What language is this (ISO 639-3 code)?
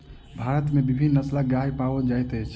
mai